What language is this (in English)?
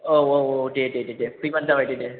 Bodo